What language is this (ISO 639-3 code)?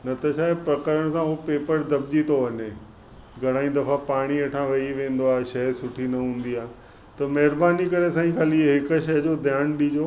snd